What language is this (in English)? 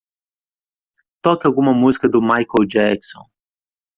Portuguese